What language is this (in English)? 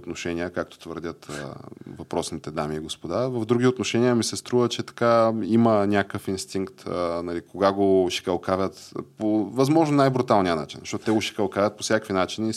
Bulgarian